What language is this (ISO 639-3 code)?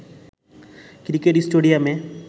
ben